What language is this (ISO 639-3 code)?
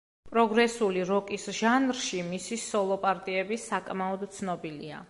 kat